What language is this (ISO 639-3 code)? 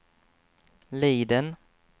swe